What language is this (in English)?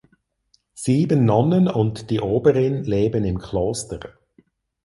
German